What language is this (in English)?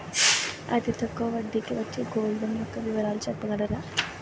Telugu